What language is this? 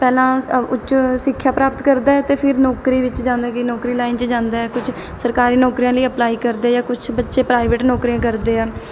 Punjabi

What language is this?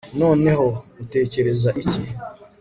Kinyarwanda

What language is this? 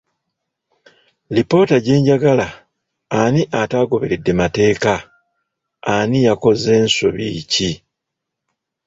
Ganda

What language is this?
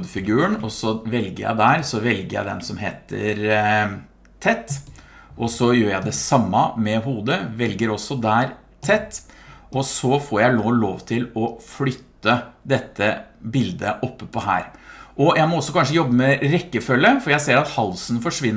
Norwegian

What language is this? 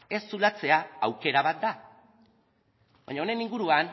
Basque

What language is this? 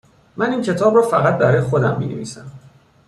Persian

